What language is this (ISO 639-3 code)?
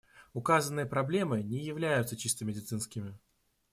rus